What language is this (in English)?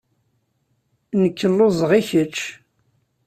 Kabyle